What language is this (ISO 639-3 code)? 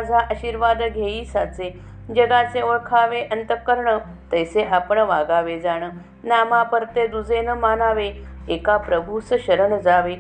mar